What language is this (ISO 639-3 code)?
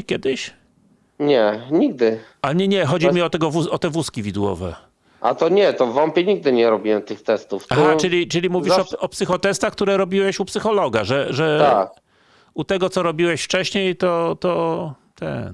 pol